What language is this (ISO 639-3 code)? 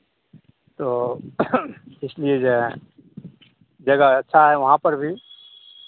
hin